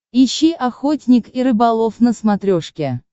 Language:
Russian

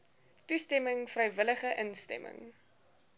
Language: Afrikaans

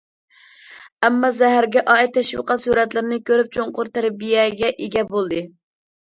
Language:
Uyghur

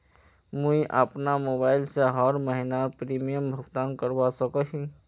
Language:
Magahi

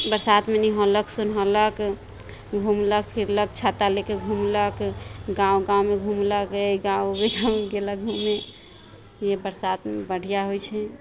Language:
Maithili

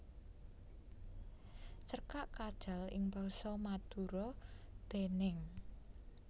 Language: Javanese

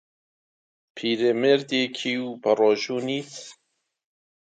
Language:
Central Kurdish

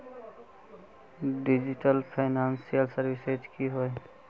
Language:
Magahi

